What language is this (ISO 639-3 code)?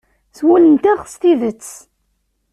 kab